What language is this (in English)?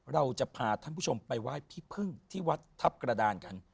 Thai